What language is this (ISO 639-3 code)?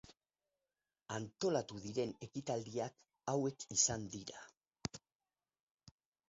eus